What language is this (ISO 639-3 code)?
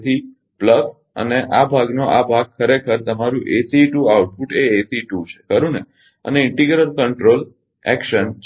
guj